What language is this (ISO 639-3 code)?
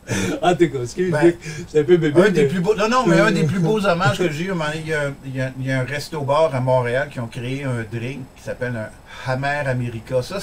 fra